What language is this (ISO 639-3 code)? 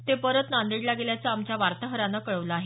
mar